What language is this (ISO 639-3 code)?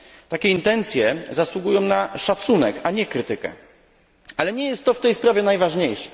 pol